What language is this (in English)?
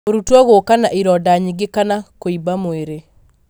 Kikuyu